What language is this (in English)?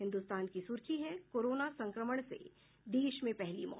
Hindi